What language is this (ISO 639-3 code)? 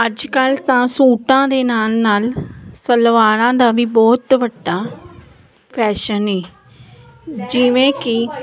pan